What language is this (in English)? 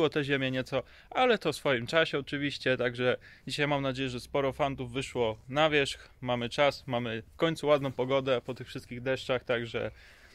Polish